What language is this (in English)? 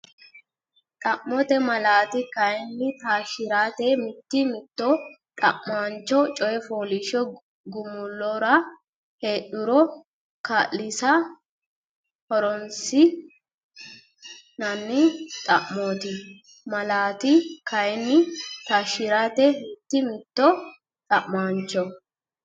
Sidamo